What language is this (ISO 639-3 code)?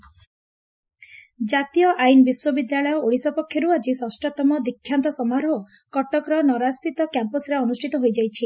ori